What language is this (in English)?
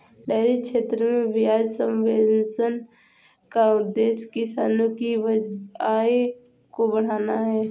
Hindi